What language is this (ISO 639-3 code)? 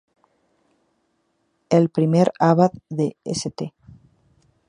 spa